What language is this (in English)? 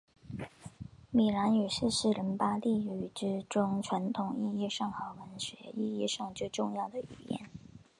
Chinese